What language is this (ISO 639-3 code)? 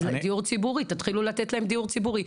heb